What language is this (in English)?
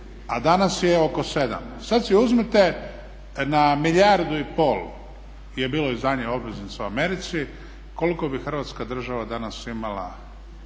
Croatian